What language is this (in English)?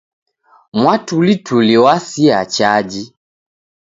Taita